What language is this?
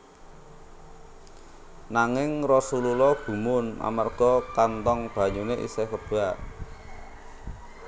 Javanese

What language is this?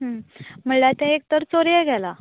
Konkani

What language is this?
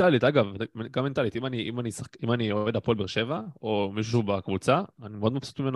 Hebrew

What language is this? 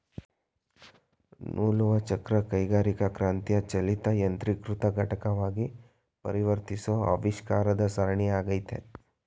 Kannada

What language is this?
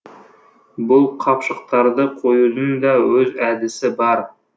Kazakh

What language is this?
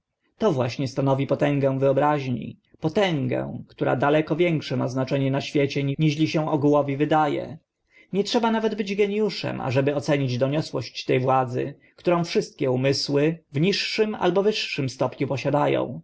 Polish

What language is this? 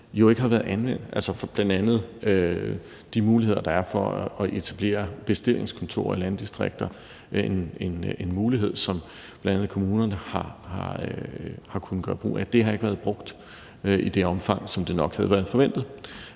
Danish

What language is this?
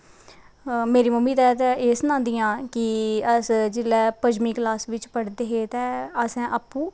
Dogri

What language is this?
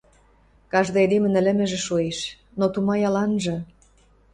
Western Mari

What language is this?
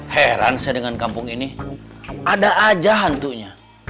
Indonesian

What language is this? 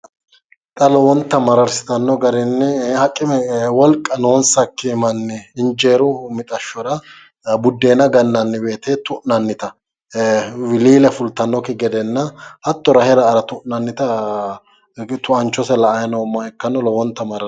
Sidamo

